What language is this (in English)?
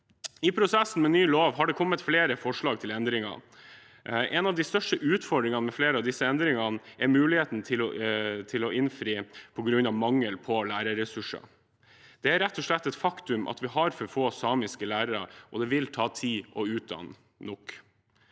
Norwegian